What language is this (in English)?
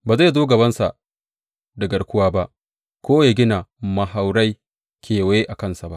Hausa